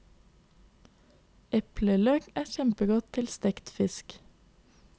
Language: Norwegian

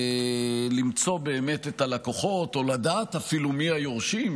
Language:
Hebrew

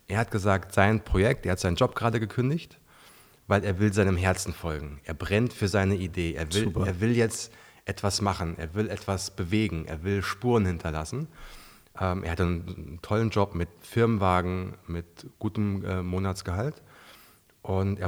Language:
German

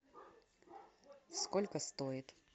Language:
Russian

